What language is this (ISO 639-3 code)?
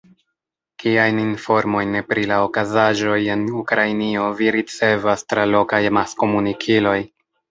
epo